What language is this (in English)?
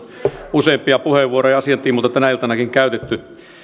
Finnish